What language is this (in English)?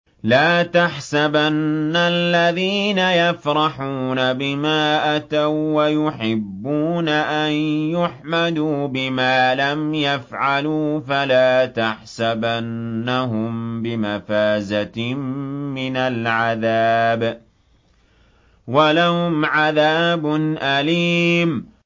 Arabic